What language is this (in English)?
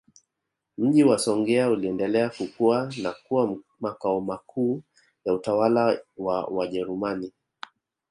Swahili